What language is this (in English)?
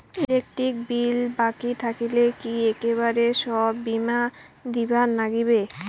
Bangla